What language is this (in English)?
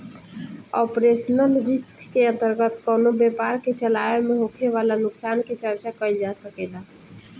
Bhojpuri